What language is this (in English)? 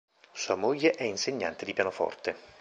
Italian